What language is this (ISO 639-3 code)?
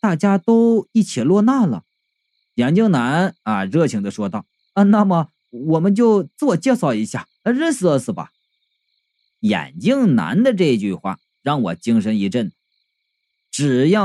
zho